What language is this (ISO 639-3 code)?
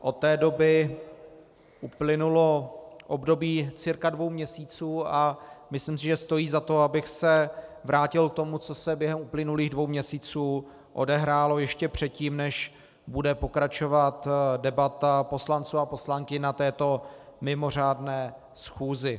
ces